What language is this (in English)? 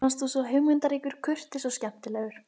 Icelandic